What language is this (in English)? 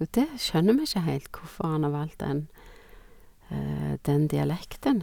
Norwegian